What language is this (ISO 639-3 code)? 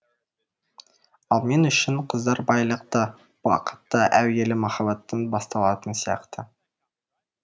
kaz